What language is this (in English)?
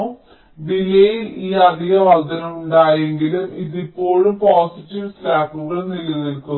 Malayalam